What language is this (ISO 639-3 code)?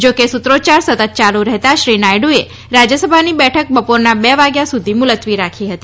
guj